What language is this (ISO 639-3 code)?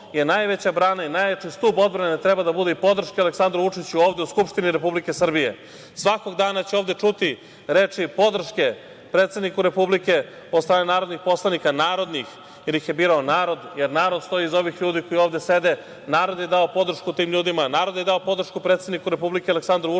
srp